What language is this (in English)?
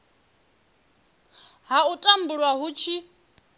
Venda